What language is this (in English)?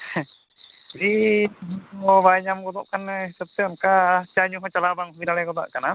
Santali